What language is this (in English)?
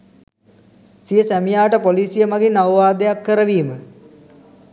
Sinhala